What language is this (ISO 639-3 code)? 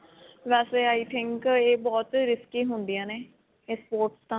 pan